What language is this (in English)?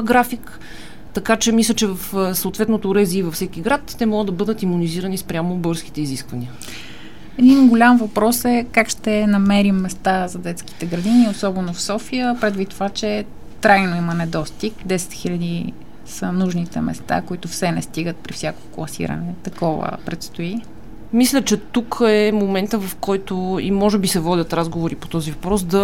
Bulgarian